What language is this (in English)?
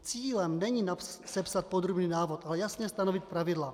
Czech